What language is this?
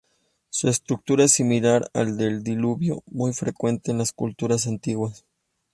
Spanish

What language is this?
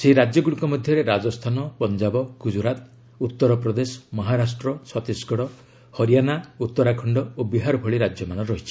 Odia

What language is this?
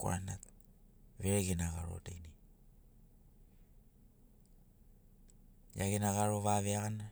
Sinaugoro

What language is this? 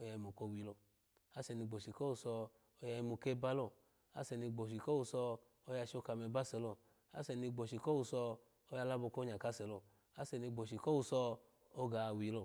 Alago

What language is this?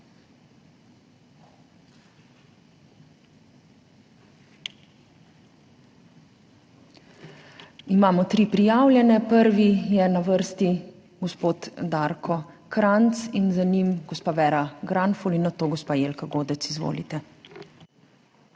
Slovenian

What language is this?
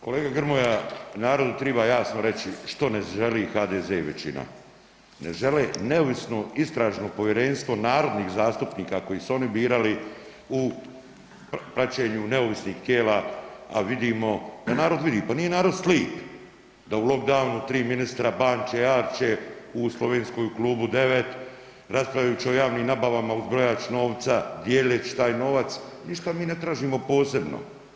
Croatian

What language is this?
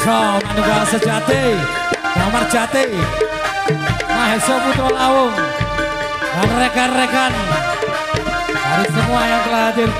Indonesian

